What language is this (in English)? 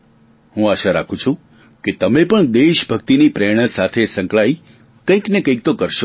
Gujarati